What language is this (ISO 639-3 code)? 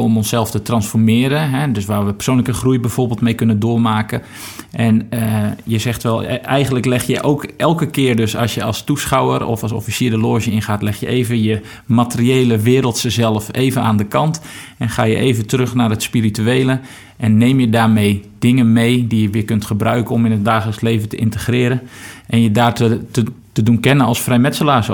nld